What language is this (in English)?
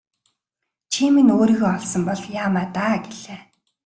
Mongolian